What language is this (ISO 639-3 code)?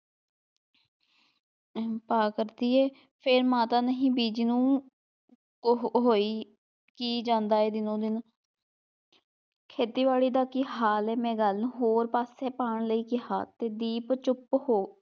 pan